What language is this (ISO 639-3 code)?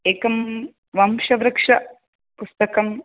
san